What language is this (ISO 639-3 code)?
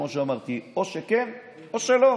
heb